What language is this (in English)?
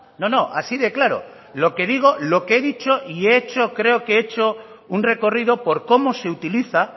Spanish